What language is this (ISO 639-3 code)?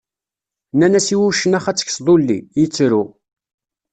kab